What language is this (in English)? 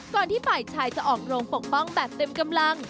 Thai